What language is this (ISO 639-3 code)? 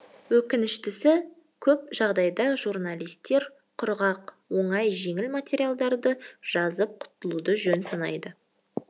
kaz